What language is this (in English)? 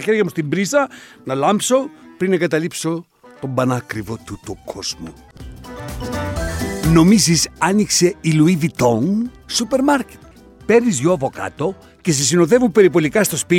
Greek